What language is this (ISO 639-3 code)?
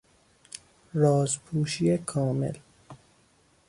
fas